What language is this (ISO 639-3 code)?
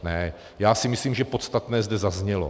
ces